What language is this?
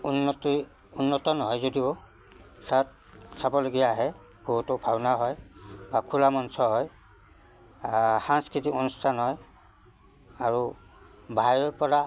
Assamese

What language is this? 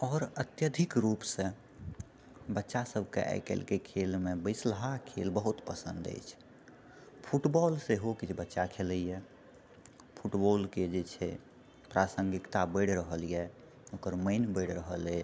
Maithili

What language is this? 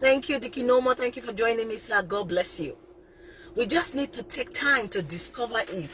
English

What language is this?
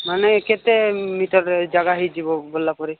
Odia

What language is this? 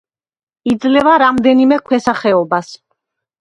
Georgian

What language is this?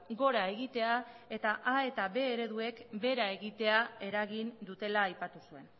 Basque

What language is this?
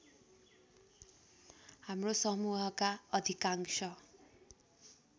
Nepali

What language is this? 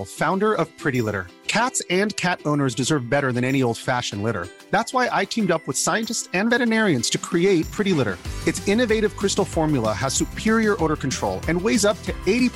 Swedish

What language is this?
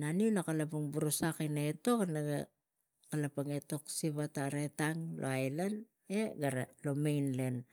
Tigak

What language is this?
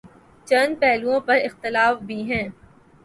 Urdu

